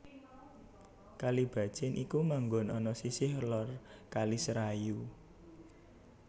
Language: Javanese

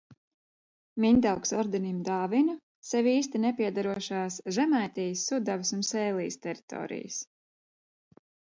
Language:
Latvian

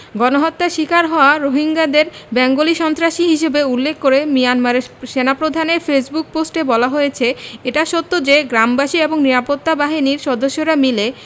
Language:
Bangla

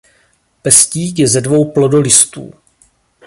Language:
Czech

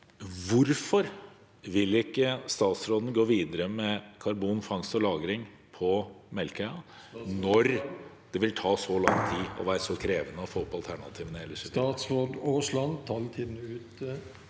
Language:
Norwegian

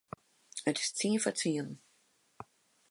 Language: Western Frisian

